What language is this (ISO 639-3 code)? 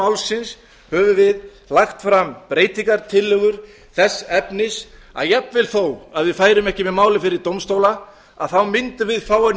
isl